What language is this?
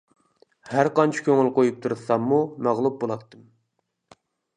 Uyghur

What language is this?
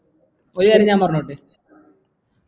Malayalam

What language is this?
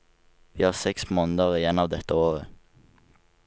Norwegian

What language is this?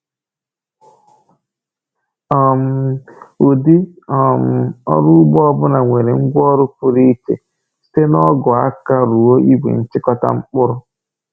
Igbo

